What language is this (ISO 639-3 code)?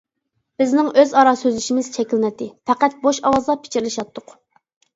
uig